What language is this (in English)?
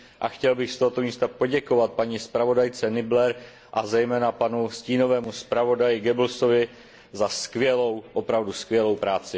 Czech